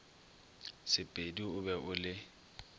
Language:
Northern Sotho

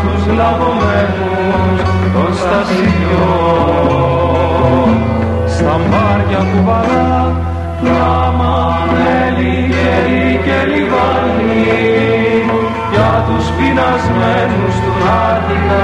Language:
Greek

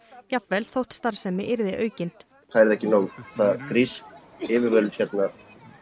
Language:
Icelandic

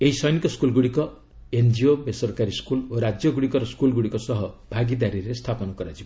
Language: Odia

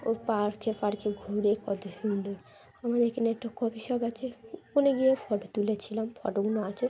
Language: Bangla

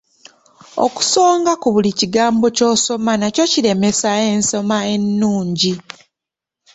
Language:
Ganda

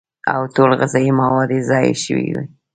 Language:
Pashto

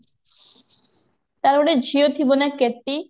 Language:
Odia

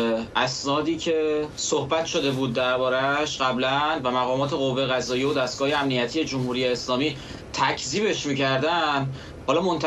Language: Persian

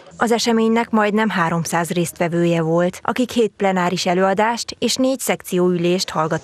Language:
Hungarian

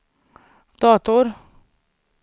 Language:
Swedish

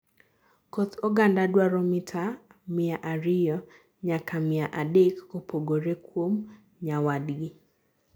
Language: Luo (Kenya and Tanzania)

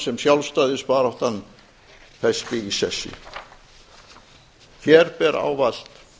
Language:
Icelandic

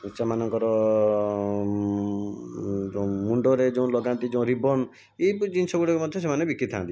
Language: Odia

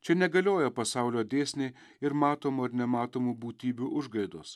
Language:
Lithuanian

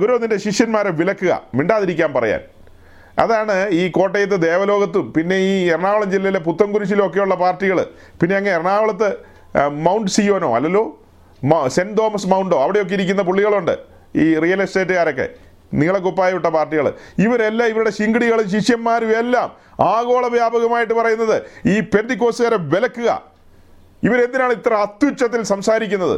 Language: Malayalam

